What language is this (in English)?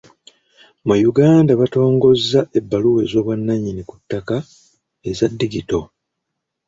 Ganda